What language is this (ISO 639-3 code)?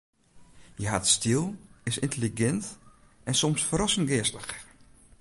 fry